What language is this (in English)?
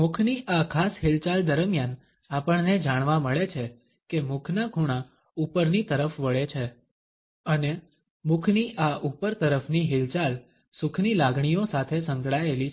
Gujarati